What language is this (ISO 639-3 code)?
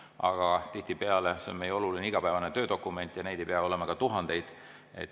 est